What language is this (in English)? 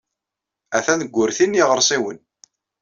Kabyle